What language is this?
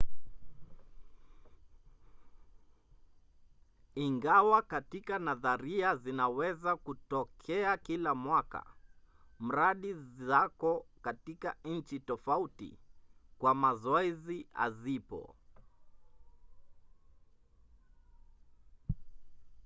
Swahili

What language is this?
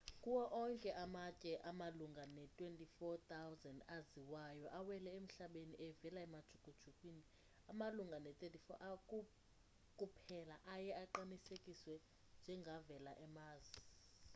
Xhosa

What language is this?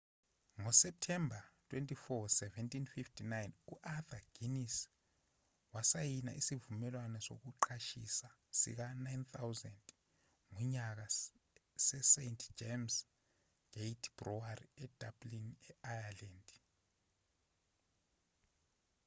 Zulu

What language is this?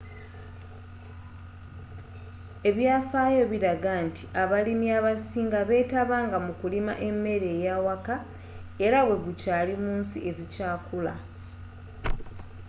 Ganda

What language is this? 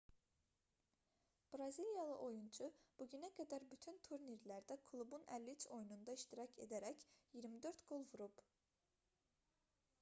Azerbaijani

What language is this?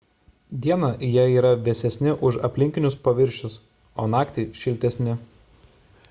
Lithuanian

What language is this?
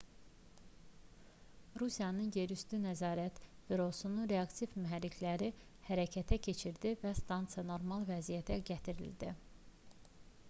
Azerbaijani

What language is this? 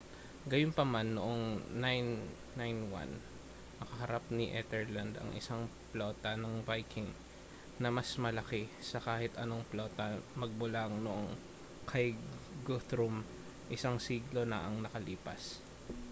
Filipino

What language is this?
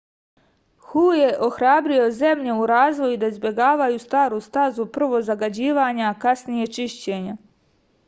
Serbian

